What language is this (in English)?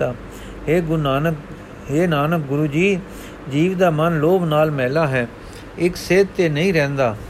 Punjabi